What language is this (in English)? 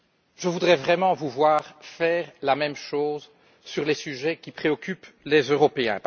French